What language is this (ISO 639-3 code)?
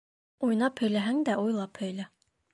bak